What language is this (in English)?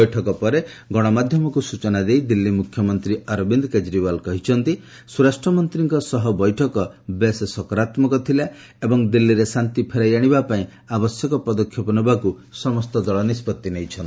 Odia